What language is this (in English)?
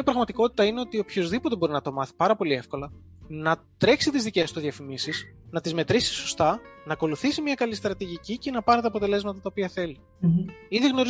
Greek